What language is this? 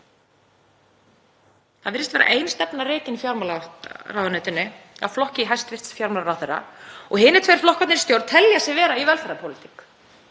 Icelandic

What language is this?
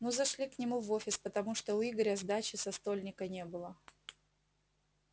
Russian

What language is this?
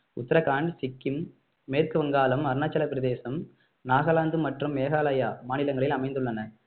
Tamil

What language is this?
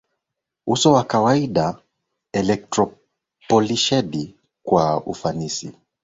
Swahili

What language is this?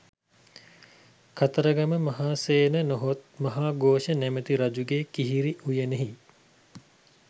Sinhala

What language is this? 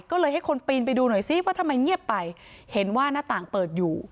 Thai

